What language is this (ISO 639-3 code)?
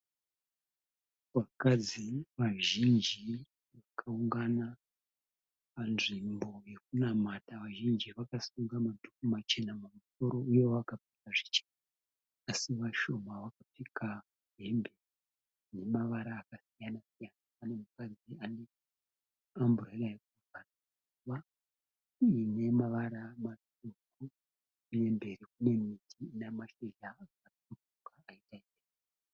sna